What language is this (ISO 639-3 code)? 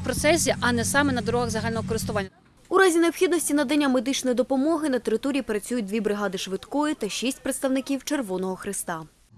ukr